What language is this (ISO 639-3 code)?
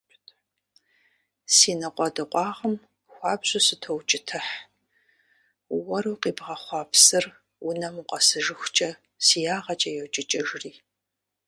kbd